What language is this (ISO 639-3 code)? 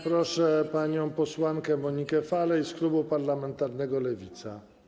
pol